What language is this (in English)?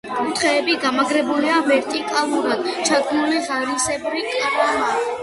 Georgian